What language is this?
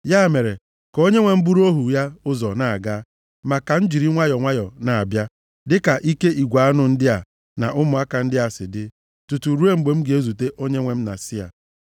Igbo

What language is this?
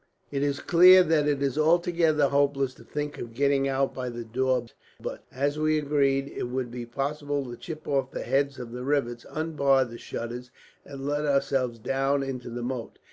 English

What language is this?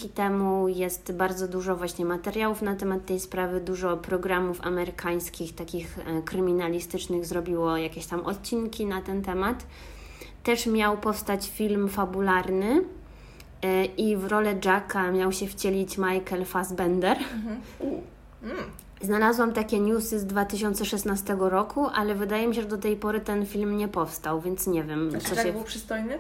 Polish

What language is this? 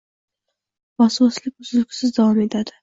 Uzbek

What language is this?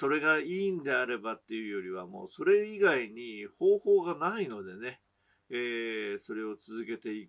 Japanese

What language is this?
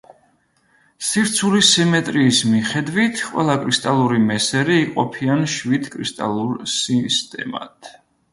Georgian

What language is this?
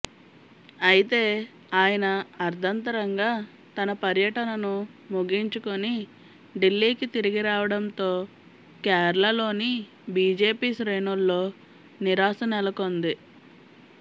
Telugu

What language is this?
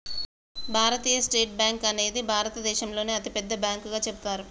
Telugu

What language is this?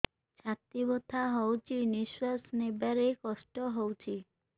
Odia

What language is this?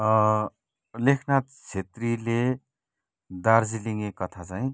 Nepali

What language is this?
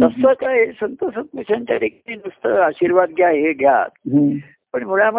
Marathi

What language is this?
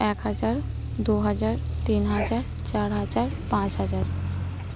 Santali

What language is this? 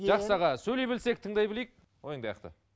Kazakh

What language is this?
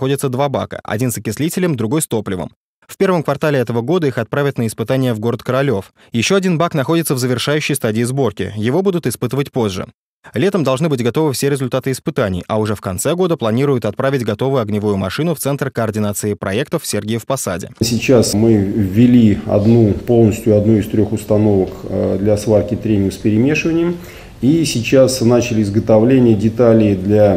Russian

